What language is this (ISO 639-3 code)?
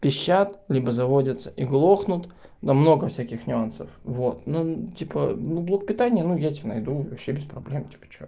rus